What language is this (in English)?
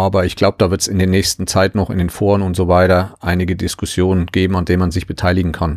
German